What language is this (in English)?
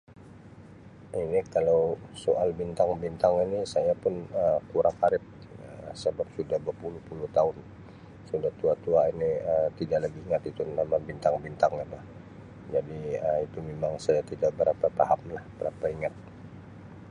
Sabah Malay